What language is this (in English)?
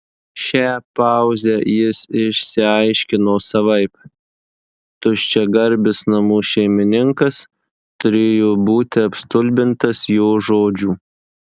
Lithuanian